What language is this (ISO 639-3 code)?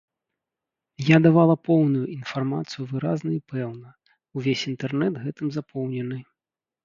bel